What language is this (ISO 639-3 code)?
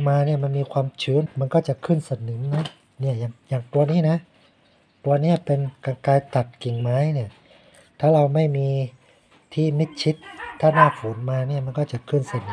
tha